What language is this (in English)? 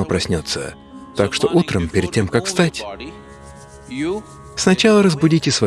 Russian